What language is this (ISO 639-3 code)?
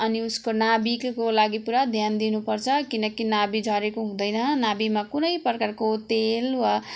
nep